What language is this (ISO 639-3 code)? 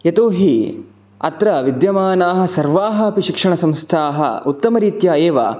san